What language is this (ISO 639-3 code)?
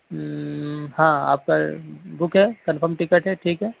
urd